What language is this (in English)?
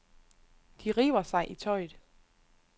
Danish